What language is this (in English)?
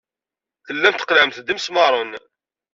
Kabyle